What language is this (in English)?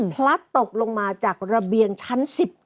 Thai